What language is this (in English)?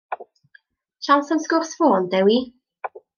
Welsh